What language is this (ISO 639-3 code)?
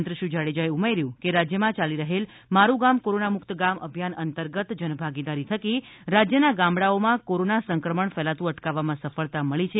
guj